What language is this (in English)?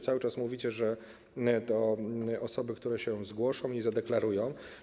Polish